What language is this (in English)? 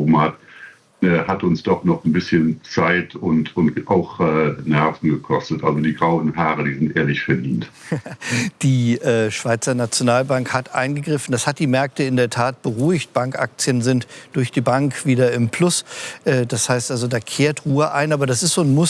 German